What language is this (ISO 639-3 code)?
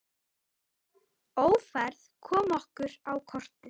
isl